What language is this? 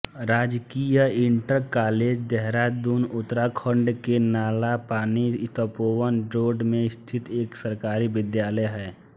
Hindi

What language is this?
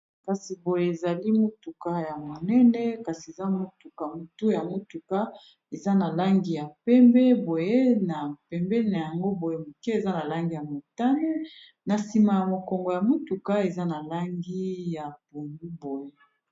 Lingala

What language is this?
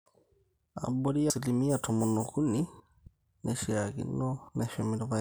Masai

